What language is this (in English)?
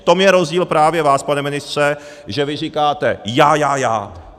Czech